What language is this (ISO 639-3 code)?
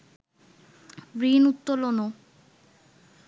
ben